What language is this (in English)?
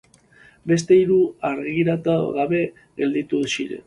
Basque